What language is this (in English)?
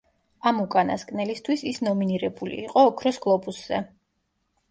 Georgian